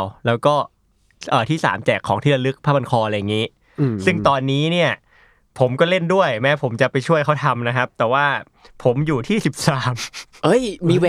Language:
Thai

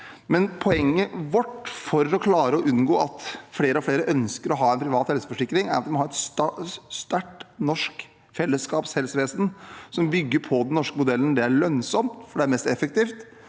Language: Norwegian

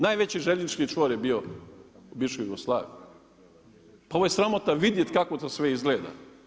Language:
Croatian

